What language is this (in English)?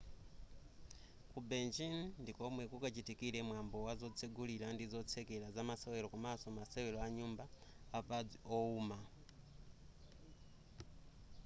Nyanja